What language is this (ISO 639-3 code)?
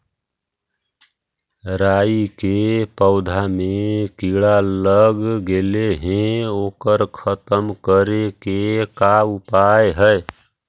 mag